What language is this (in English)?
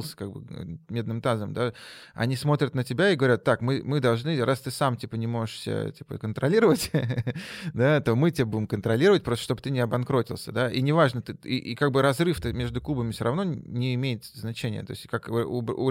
Russian